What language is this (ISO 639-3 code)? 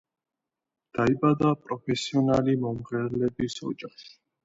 kat